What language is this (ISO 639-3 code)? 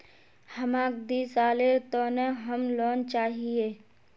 mag